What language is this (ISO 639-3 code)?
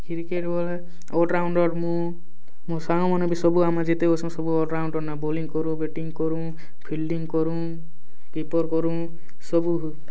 ori